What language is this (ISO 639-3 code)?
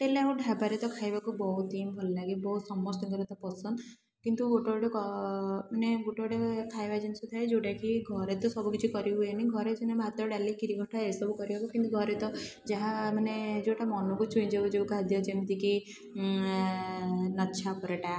ori